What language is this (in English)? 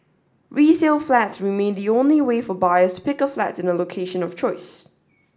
English